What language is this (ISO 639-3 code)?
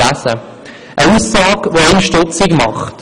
gsw